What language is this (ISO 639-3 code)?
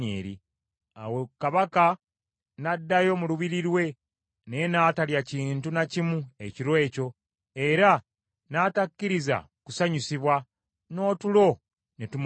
lug